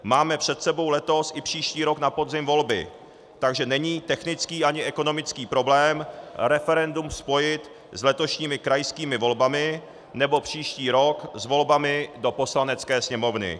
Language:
Czech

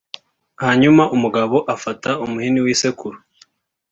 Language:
Kinyarwanda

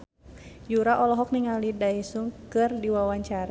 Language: Sundanese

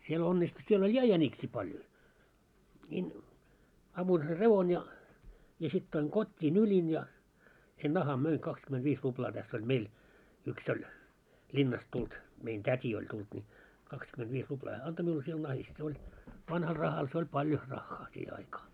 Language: Finnish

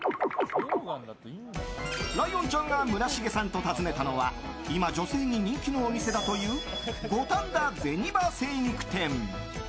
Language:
Japanese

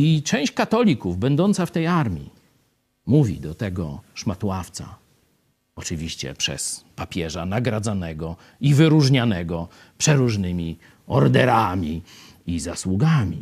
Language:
Polish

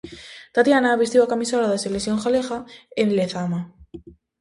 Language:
Galician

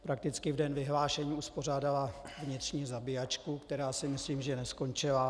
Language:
Czech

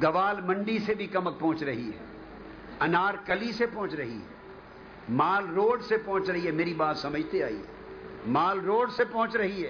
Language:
Urdu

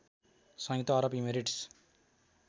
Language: Nepali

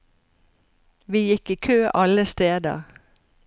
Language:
Norwegian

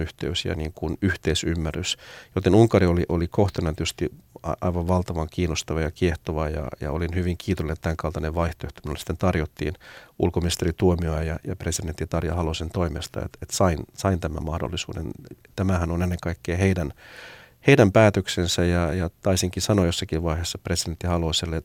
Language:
Finnish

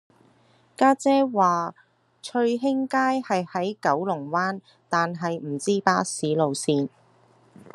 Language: Cantonese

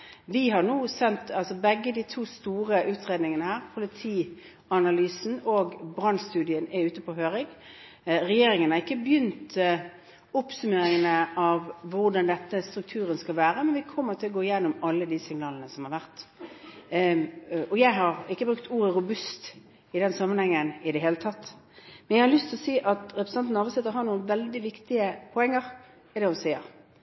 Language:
Norwegian Bokmål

